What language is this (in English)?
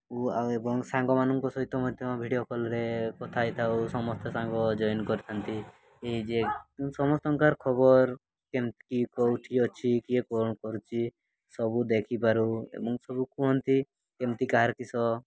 Odia